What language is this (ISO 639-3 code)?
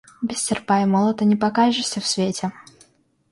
rus